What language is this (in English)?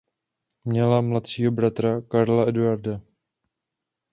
Czech